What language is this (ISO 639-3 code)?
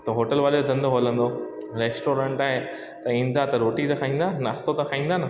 snd